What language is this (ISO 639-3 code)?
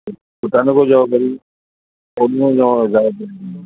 asm